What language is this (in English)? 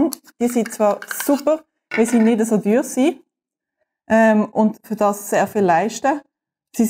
German